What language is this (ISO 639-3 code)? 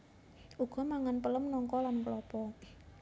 jav